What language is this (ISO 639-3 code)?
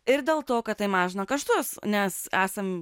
lit